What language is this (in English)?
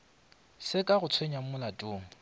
Northern Sotho